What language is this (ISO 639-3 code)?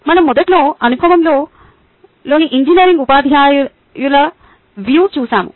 tel